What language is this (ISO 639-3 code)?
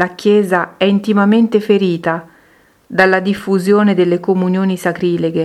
ita